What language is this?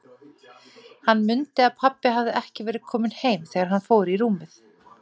Icelandic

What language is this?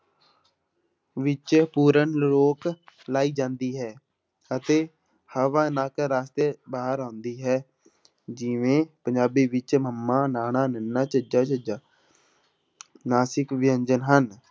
Punjabi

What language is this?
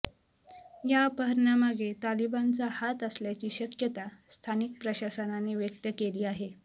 Marathi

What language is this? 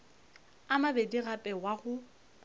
Northern Sotho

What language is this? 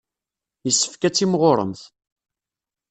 Kabyle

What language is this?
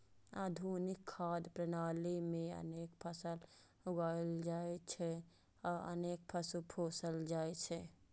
Maithili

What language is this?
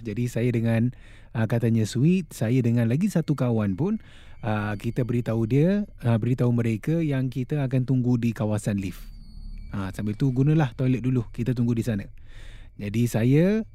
Malay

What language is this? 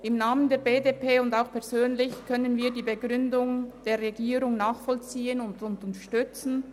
Swiss German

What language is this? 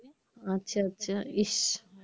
Bangla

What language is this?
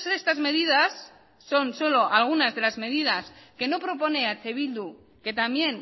Spanish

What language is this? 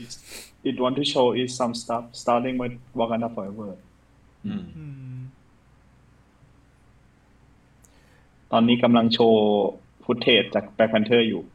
Thai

